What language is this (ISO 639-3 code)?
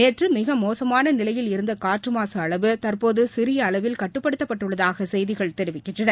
tam